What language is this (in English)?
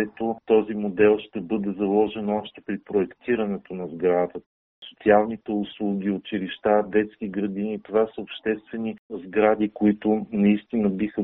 Bulgarian